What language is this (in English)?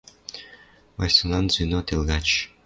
Western Mari